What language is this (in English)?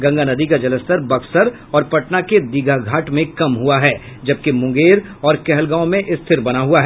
Hindi